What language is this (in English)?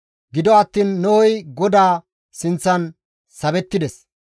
Gamo